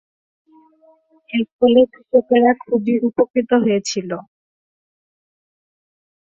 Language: Bangla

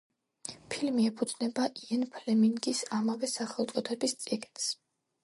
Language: Georgian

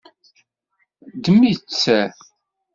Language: Kabyle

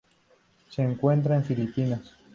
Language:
Spanish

